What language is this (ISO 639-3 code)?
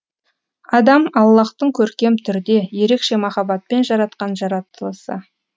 kaz